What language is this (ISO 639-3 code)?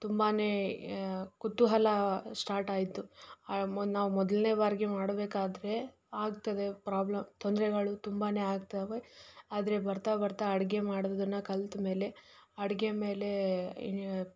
kan